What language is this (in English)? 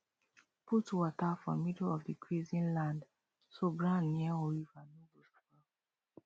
Nigerian Pidgin